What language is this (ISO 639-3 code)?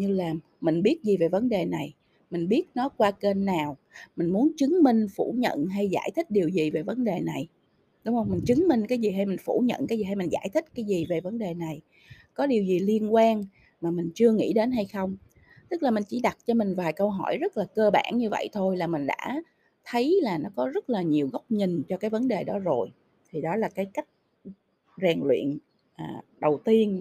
vie